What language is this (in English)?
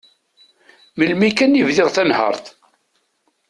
Kabyle